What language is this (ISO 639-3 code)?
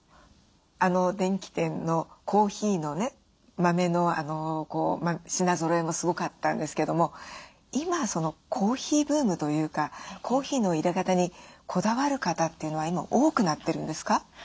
jpn